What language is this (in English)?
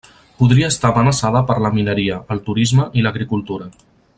Catalan